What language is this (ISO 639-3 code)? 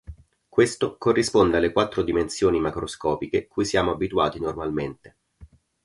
ita